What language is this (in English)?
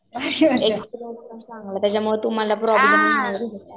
Marathi